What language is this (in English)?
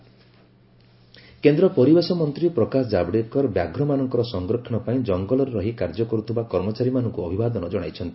Odia